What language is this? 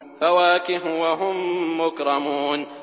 Arabic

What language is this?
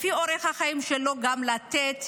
Hebrew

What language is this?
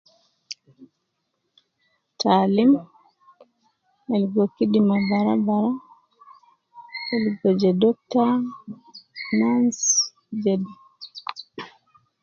Nubi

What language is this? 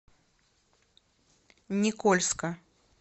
Russian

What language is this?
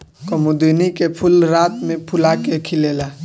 Bhojpuri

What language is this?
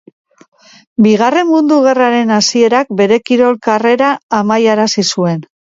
Basque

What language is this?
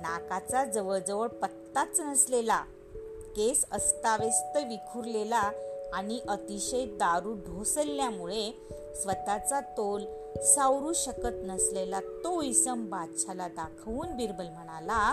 Marathi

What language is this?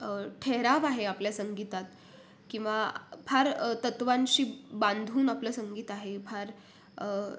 Marathi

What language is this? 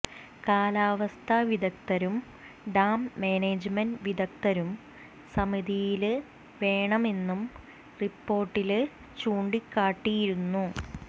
Malayalam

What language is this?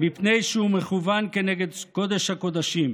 Hebrew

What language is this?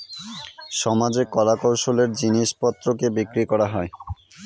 Bangla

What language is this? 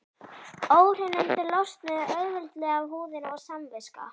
Icelandic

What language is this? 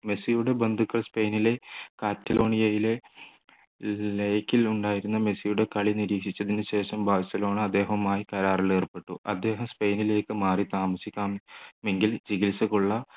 Malayalam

